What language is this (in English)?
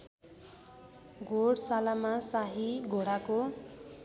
Nepali